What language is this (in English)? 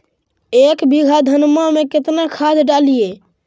Magahi